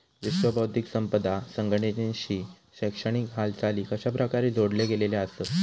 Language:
Marathi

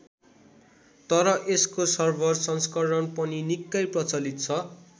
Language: Nepali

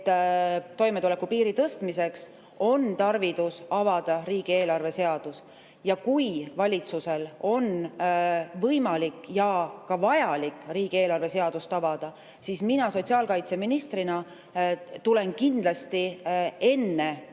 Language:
Estonian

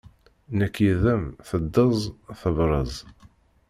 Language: Kabyle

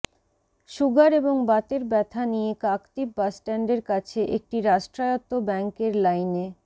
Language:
Bangla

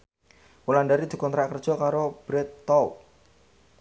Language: Javanese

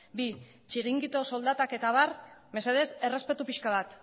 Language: Basque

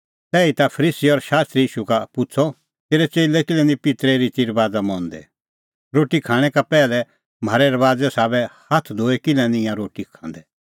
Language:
Kullu Pahari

